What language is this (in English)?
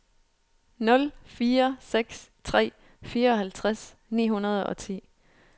Danish